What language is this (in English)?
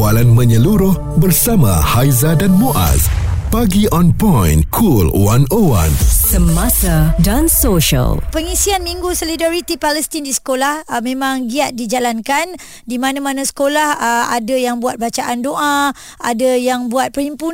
Malay